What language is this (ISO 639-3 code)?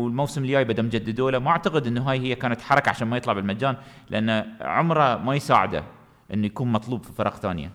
ara